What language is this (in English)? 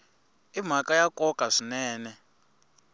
Tsonga